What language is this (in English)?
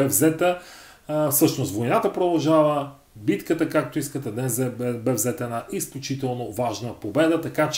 Bulgarian